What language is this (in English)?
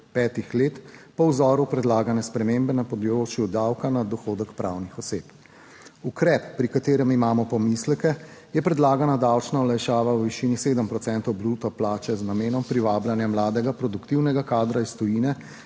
Slovenian